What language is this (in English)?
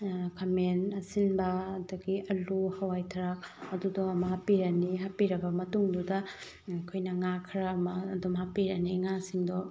Manipuri